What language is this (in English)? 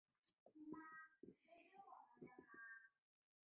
Chinese